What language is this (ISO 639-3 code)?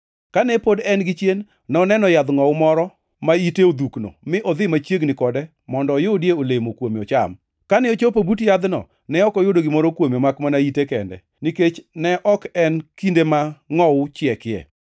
luo